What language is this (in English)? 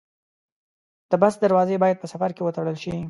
Pashto